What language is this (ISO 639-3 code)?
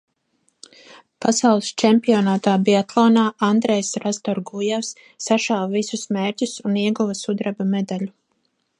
lav